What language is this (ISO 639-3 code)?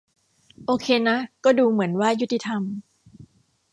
tha